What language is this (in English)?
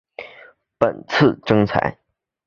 Chinese